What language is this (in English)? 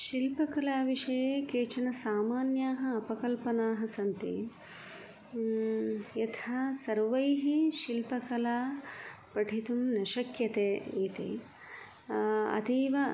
Sanskrit